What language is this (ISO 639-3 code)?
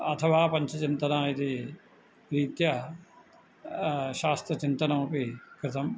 san